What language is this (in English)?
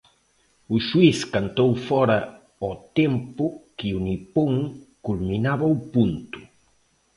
Galician